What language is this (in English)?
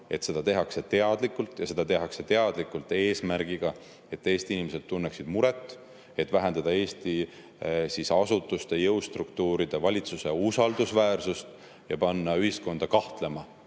Estonian